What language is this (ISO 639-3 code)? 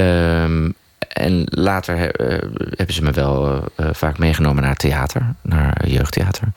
nld